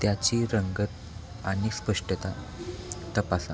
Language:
Marathi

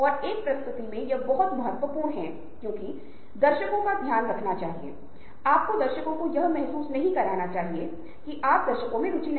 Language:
Hindi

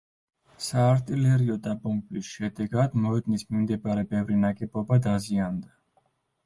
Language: Georgian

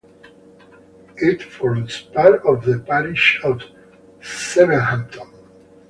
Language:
English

